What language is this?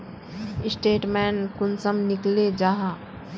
Magahi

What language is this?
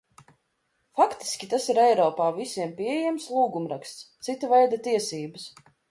Latvian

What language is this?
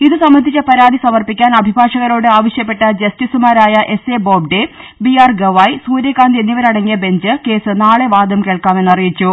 Malayalam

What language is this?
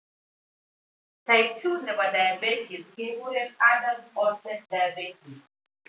Kalenjin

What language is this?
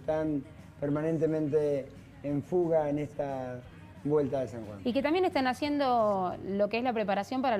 Spanish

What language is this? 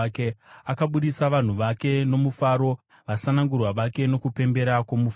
Shona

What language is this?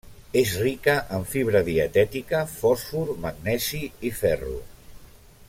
Catalan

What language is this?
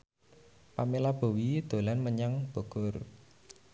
Javanese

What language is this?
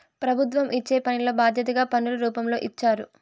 Telugu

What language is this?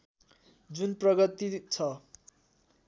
Nepali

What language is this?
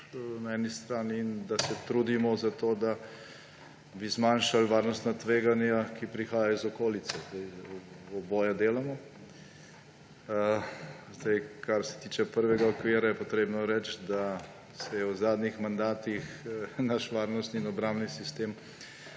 Slovenian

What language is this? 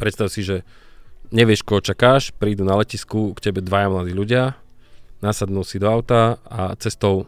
Slovak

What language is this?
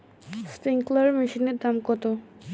Bangla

